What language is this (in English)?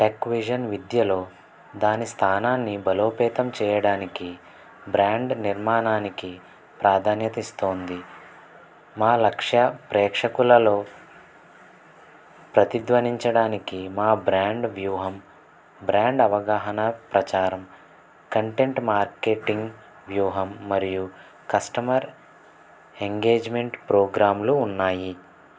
Telugu